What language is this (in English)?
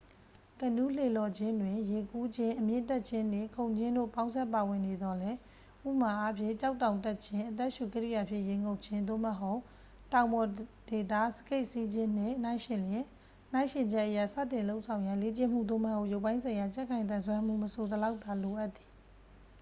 Burmese